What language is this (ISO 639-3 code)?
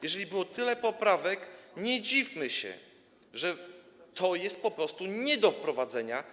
pol